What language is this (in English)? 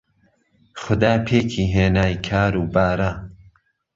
Central Kurdish